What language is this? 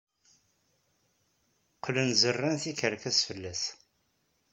Kabyle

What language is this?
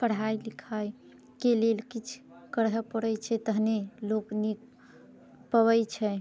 Maithili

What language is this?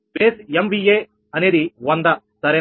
Telugu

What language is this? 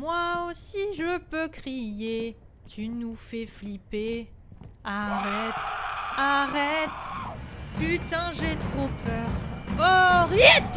French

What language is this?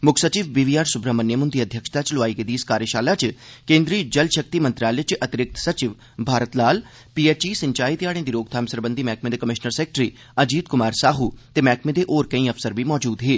Dogri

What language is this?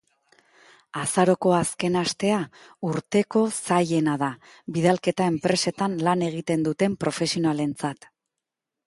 Basque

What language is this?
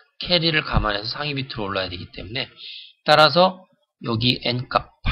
Korean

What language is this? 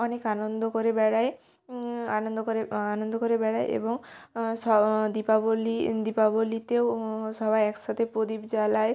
Bangla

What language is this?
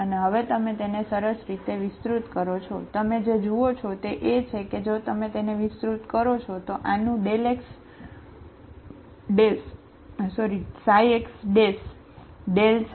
Gujarati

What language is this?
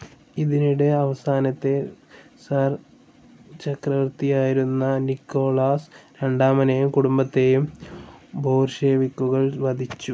Malayalam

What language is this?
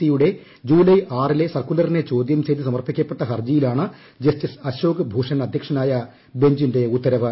Malayalam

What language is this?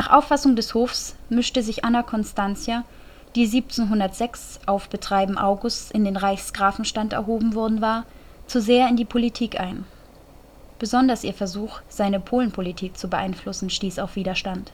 German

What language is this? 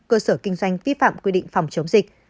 Vietnamese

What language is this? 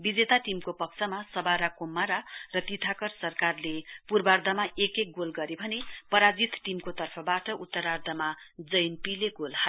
Nepali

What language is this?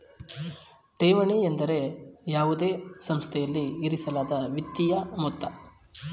Kannada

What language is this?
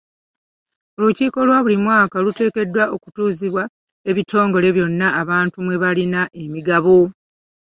Ganda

